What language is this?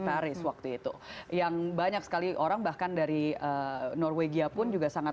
Indonesian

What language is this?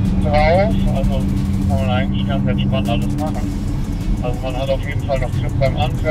German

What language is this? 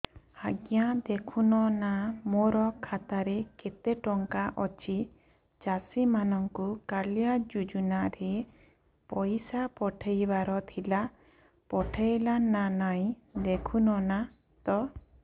Odia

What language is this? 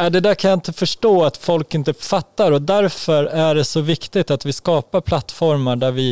Swedish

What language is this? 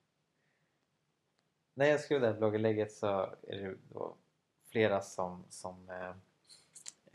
Swedish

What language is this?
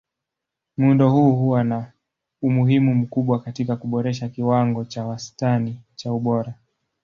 Swahili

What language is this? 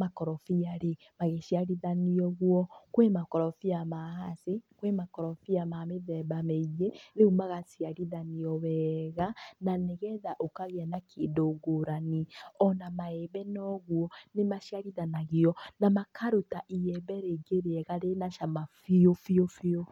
Kikuyu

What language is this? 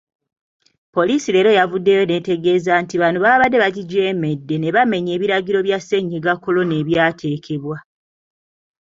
Ganda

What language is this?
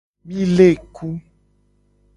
Gen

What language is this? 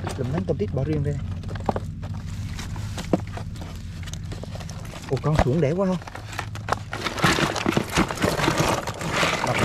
Vietnamese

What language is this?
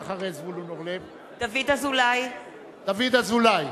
Hebrew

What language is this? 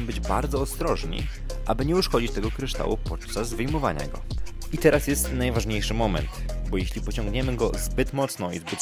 Polish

